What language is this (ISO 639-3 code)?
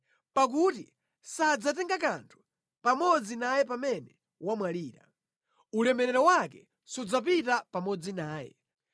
nya